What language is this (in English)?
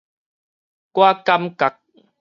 Min Nan Chinese